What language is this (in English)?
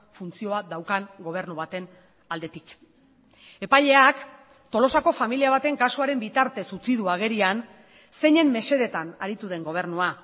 Basque